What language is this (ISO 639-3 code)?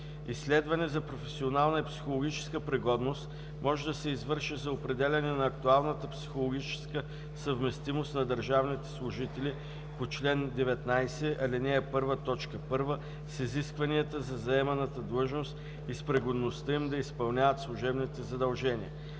bul